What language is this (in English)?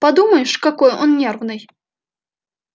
Russian